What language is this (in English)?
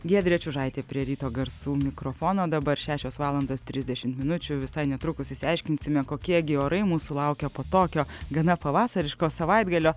Lithuanian